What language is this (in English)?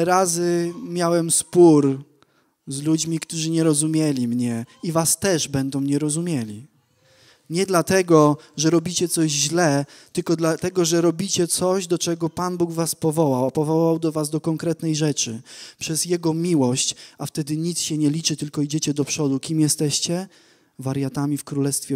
Polish